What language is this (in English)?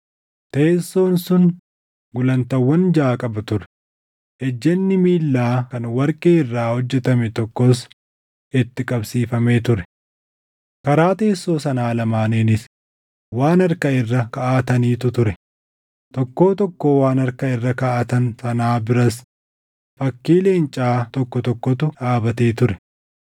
Oromo